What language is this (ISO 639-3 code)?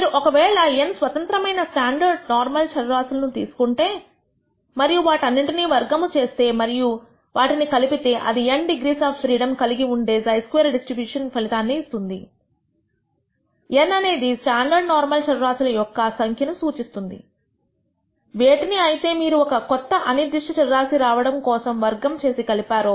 tel